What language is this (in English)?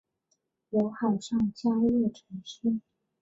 Chinese